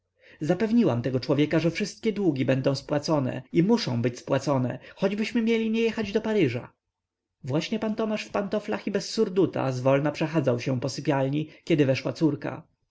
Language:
Polish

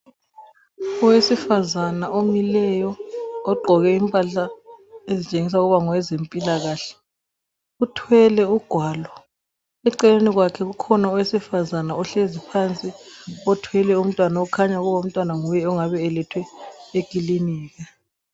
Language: North Ndebele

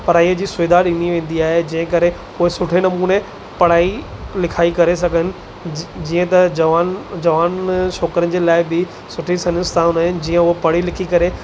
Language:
Sindhi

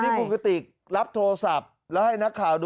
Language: Thai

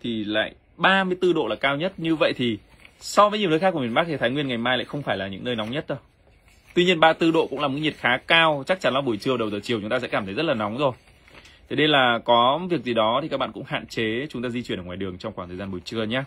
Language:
Vietnamese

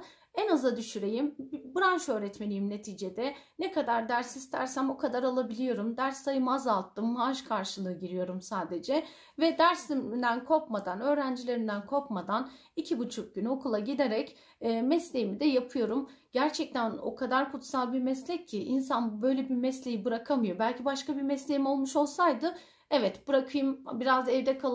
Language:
Turkish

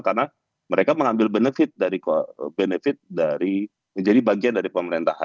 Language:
Indonesian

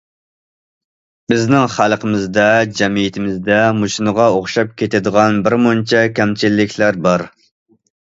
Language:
Uyghur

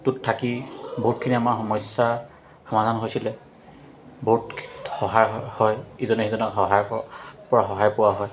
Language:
Assamese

